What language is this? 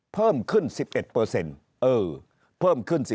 Thai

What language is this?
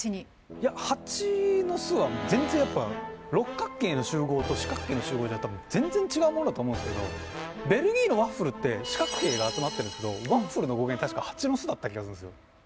Japanese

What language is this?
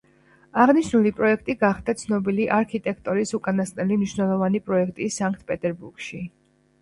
Georgian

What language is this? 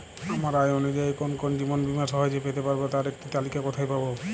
Bangla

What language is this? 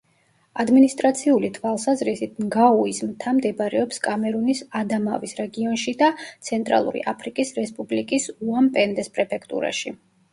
Georgian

